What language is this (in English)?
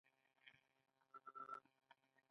Pashto